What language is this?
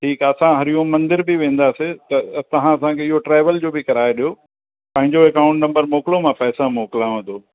Sindhi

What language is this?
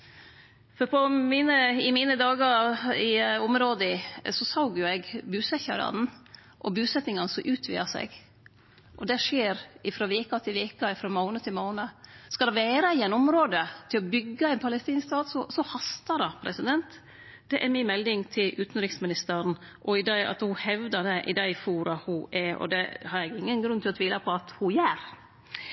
Norwegian Nynorsk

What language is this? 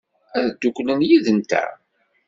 Kabyle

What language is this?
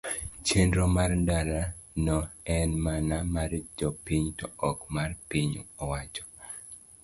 Luo (Kenya and Tanzania)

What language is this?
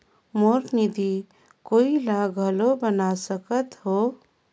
Chhattisgarhi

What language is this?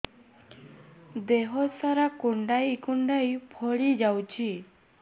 Odia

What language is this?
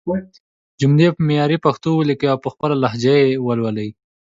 Pashto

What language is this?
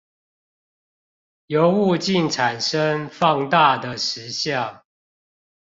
Chinese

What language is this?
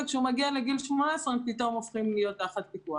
Hebrew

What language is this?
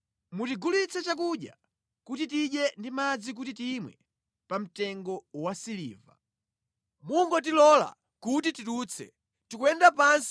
Nyanja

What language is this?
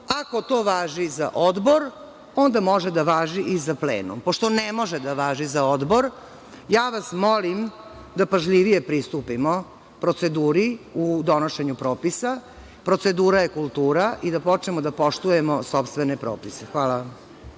Serbian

